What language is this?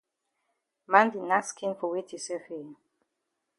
Cameroon Pidgin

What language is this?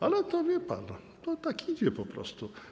Polish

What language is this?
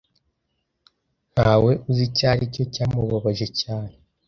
Kinyarwanda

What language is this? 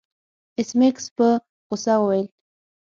Pashto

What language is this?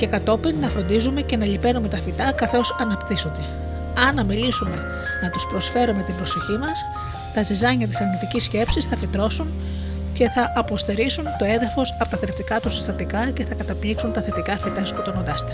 Greek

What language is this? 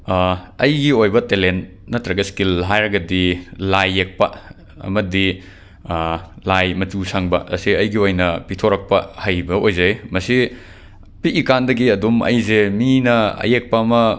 Manipuri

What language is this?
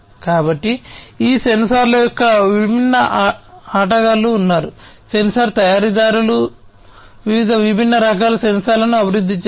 Telugu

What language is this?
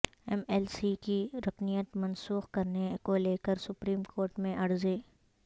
Urdu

